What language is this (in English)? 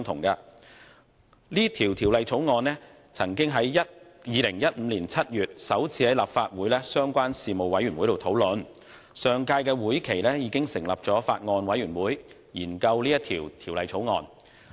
Cantonese